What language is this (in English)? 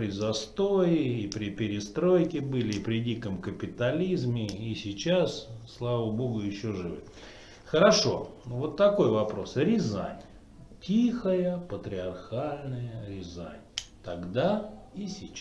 Russian